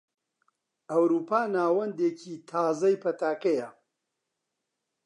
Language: Central Kurdish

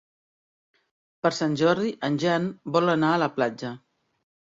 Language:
Catalan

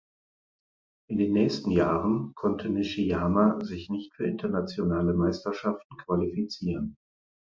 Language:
German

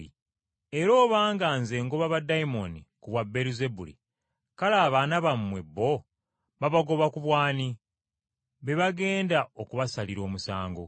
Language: Ganda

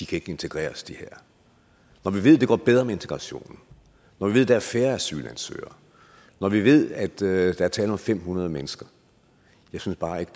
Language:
Danish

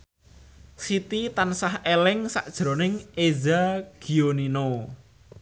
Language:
Javanese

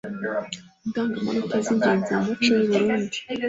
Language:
Kinyarwanda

